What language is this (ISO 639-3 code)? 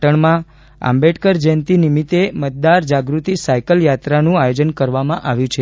guj